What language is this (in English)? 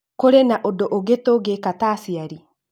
Kikuyu